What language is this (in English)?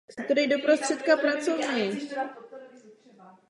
Czech